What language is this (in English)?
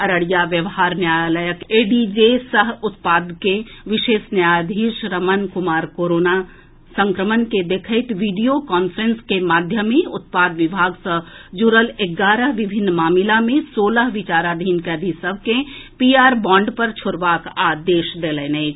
Maithili